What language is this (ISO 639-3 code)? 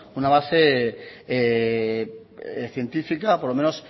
spa